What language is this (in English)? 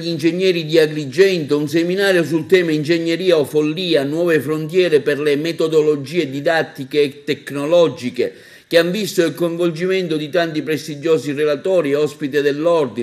Italian